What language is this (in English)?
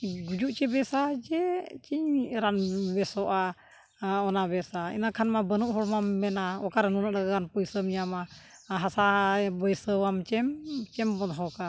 Santali